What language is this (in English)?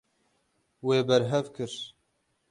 Kurdish